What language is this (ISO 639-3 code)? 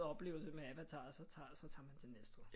dan